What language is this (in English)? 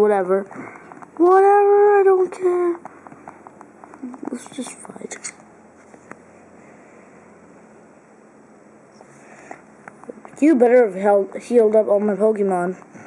English